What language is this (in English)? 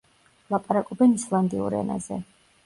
Georgian